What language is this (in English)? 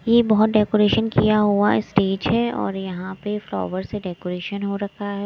Hindi